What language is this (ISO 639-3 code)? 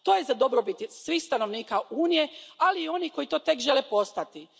hrv